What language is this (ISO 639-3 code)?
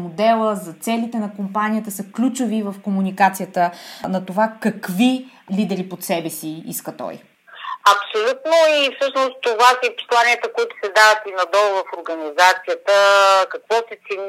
bul